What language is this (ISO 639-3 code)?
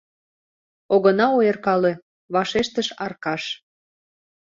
chm